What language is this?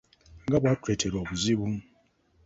Ganda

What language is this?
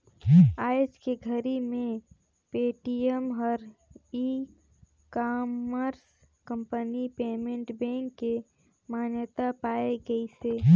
Chhattisgarhi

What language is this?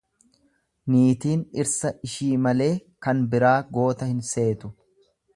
Oromo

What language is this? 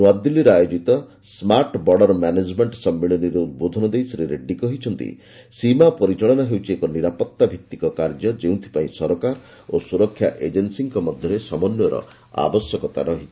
Odia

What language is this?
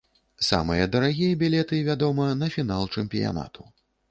Belarusian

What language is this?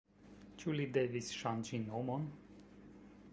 Esperanto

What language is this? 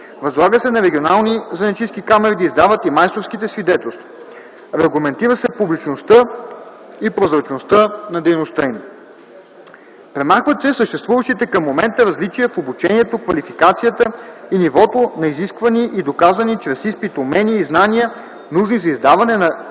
Bulgarian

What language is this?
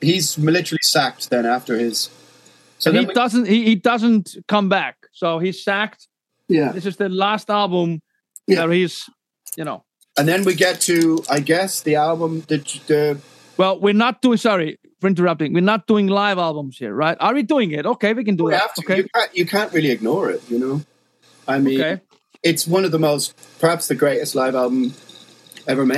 English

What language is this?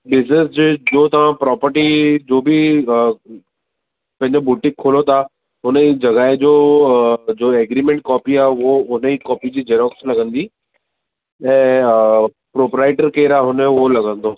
Sindhi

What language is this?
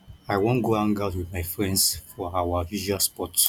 Nigerian Pidgin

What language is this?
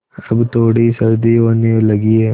Hindi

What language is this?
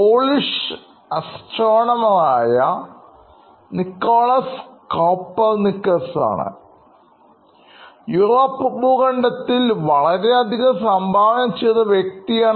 Malayalam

